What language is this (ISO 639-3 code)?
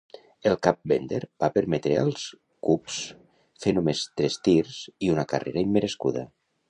cat